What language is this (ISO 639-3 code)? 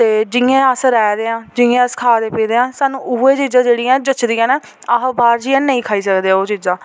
doi